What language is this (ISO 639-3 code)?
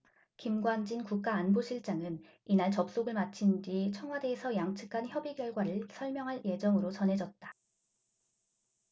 kor